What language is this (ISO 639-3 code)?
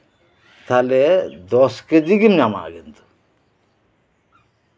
sat